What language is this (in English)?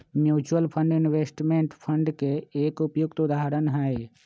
Magahi